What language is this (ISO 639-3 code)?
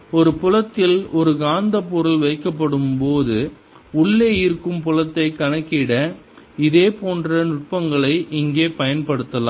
tam